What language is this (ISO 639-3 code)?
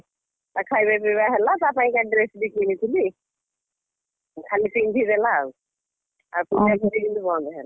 ori